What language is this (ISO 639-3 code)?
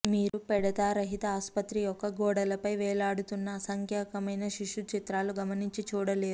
tel